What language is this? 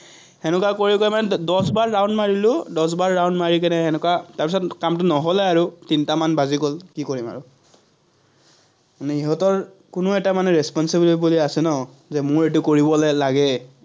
Assamese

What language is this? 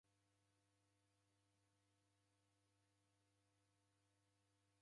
Taita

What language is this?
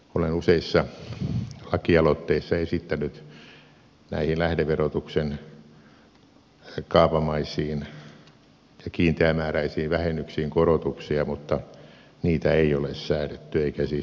Finnish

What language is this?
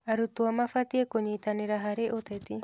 Kikuyu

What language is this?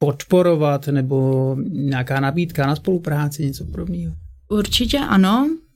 Czech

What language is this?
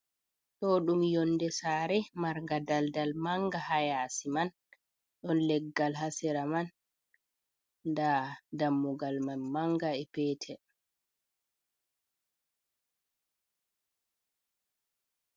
Fula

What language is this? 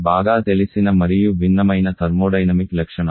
Telugu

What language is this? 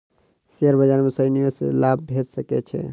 Maithili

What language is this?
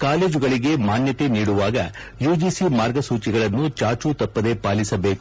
Kannada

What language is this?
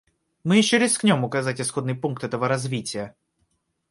Russian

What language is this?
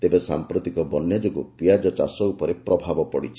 Odia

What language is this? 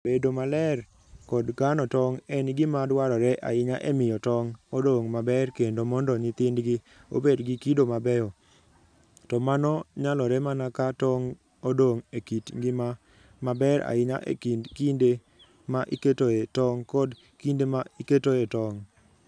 Luo (Kenya and Tanzania)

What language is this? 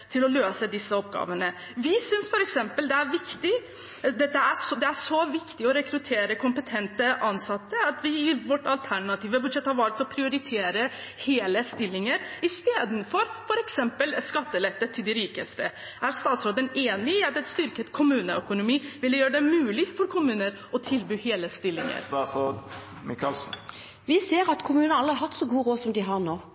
Norwegian Bokmål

